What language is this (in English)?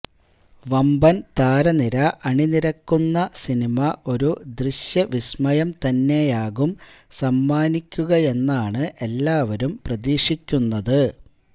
Malayalam